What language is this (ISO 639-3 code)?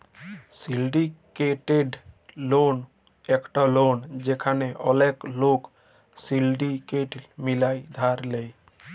ben